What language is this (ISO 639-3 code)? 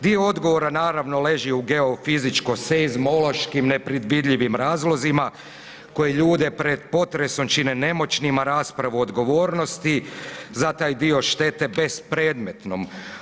hrv